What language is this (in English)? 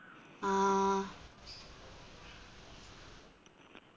Malayalam